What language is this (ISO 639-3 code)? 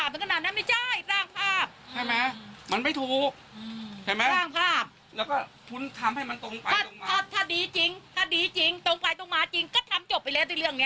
tha